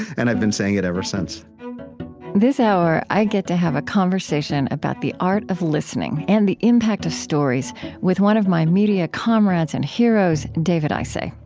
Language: English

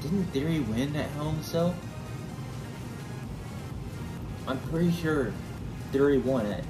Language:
English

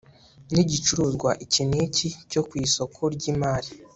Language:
Kinyarwanda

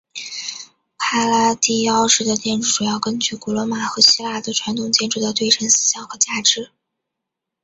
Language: Chinese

